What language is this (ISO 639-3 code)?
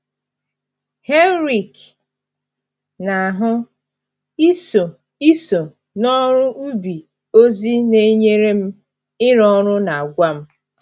ibo